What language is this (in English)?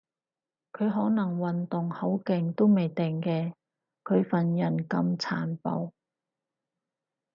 Cantonese